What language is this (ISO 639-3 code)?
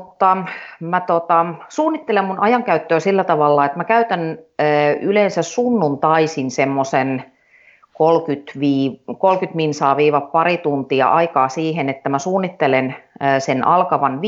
fin